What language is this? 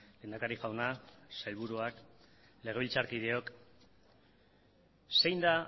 Basque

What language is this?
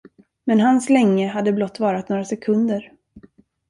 Swedish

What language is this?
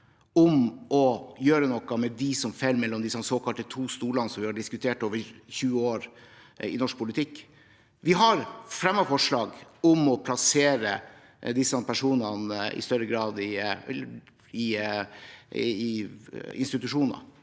Norwegian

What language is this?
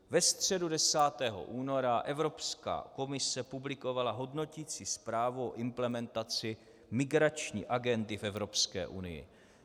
Czech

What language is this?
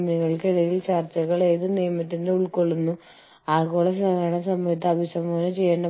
Malayalam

